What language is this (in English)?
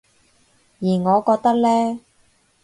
Cantonese